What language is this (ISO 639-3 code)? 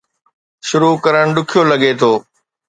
snd